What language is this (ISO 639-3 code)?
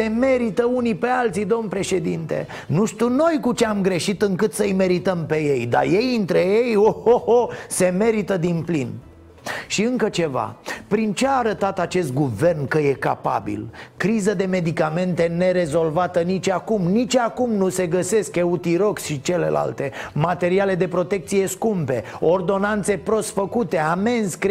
ron